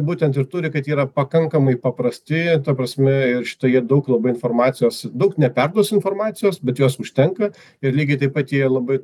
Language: Lithuanian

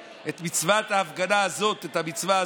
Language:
Hebrew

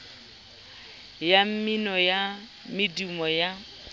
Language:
Southern Sotho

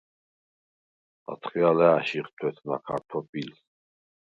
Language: Svan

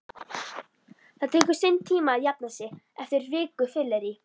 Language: Icelandic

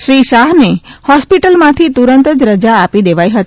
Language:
Gujarati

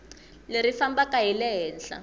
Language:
Tsonga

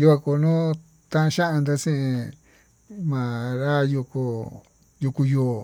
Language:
Tututepec Mixtec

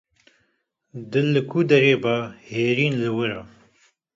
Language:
Kurdish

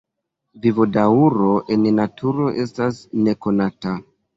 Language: Esperanto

